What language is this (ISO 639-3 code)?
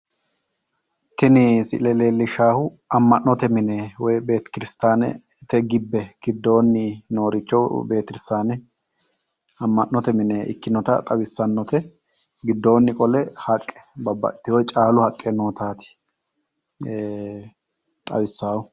sid